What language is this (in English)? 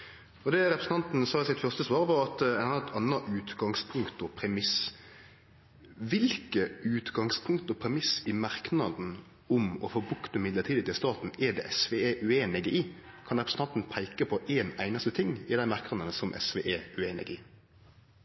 Norwegian Nynorsk